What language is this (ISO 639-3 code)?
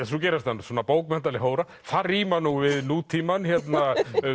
isl